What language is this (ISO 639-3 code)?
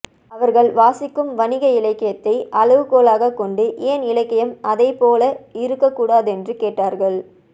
tam